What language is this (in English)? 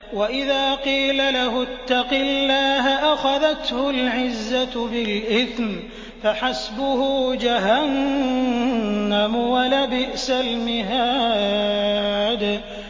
Arabic